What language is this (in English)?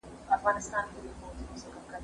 Pashto